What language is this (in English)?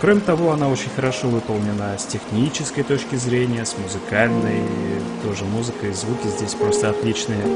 Russian